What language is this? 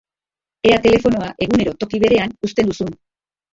Basque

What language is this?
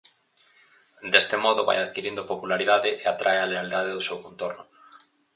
Galician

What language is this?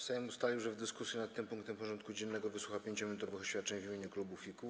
Polish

